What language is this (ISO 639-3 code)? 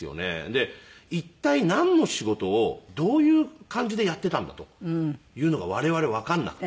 jpn